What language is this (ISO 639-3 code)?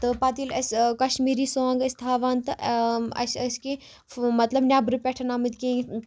kas